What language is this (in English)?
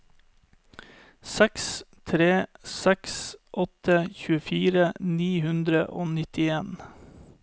Norwegian